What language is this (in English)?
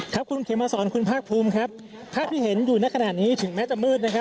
Thai